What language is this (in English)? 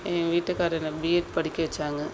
Tamil